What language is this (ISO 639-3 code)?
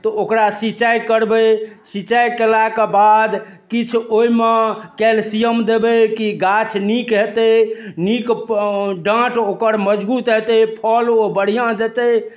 mai